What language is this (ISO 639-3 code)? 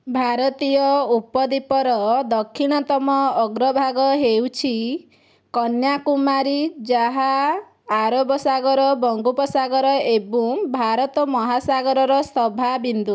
ori